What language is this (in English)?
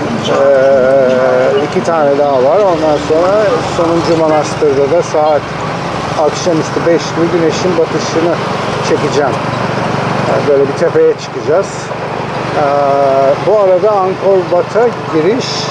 Turkish